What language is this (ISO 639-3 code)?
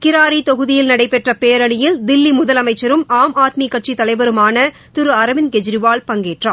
tam